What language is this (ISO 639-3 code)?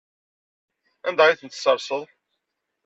kab